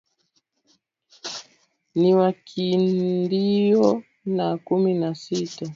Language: Swahili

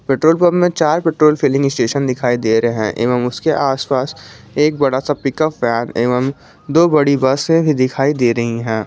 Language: Hindi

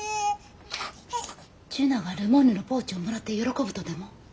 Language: Japanese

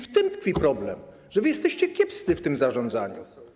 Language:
Polish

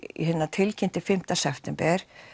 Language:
Icelandic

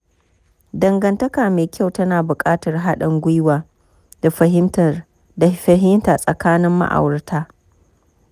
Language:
Hausa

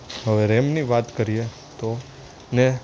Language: Gujarati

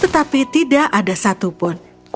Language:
Indonesian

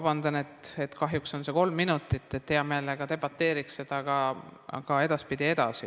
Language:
Estonian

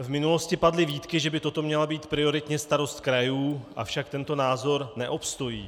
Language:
Czech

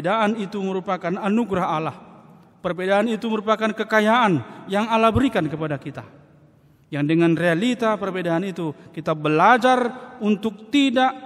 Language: Indonesian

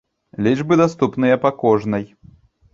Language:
Belarusian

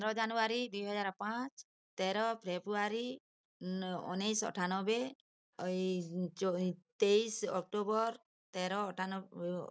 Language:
Odia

